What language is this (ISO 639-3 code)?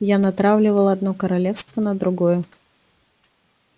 rus